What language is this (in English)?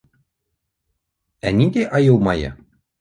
Bashkir